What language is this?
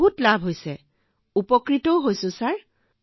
Assamese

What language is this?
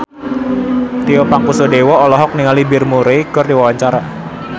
Sundanese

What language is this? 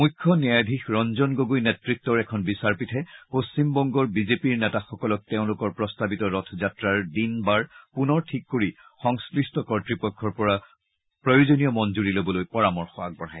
Assamese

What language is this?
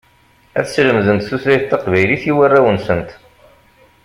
Kabyle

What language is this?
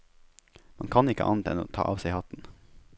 Norwegian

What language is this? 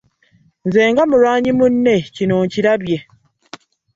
Ganda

